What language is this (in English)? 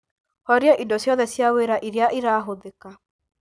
Kikuyu